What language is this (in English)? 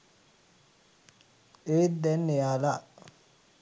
Sinhala